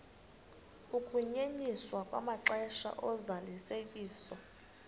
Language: Xhosa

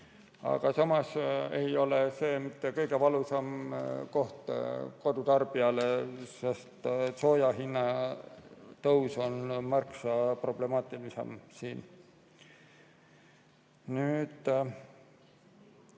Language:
Estonian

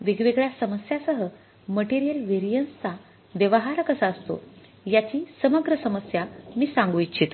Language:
Marathi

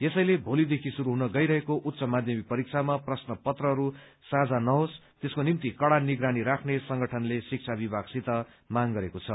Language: Nepali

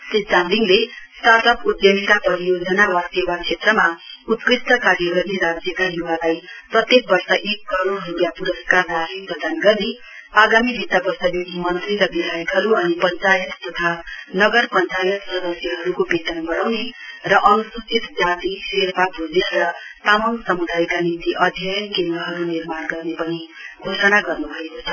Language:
Nepali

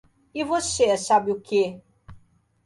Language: Portuguese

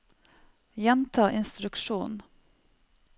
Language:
Norwegian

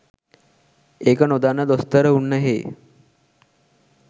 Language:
Sinhala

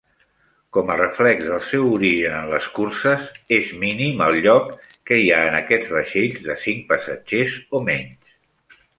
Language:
Catalan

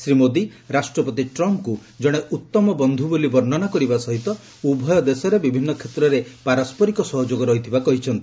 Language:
Odia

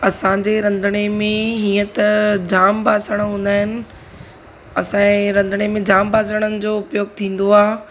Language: Sindhi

